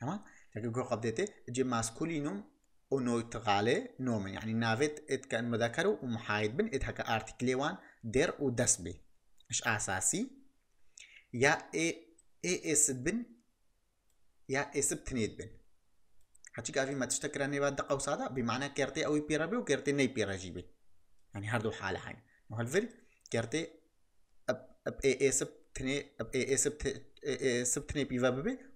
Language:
Arabic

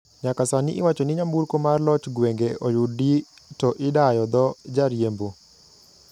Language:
Luo (Kenya and Tanzania)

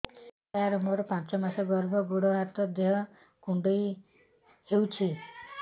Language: Odia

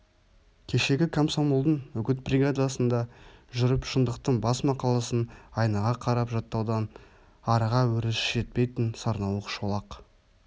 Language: Kazakh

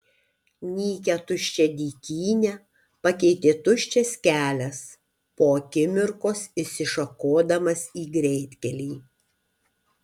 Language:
Lithuanian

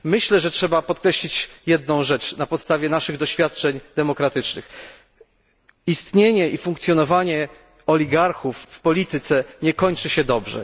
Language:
Polish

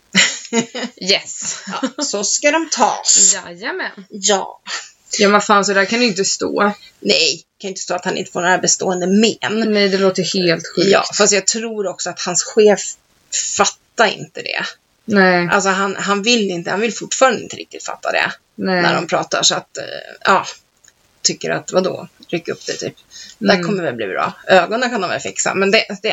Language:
Swedish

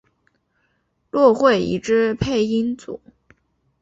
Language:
Chinese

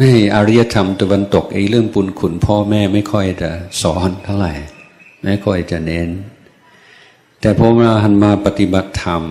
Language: Thai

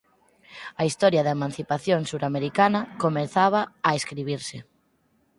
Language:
Galician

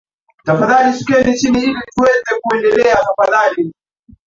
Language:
Swahili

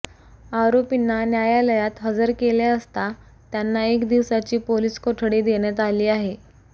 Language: Marathi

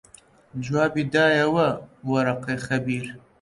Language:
Central Kurdish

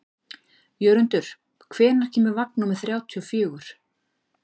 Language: Icelandic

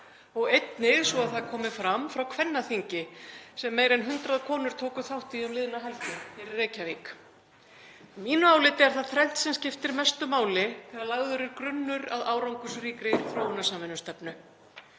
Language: Icelandic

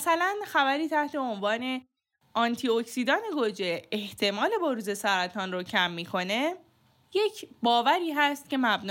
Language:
Persian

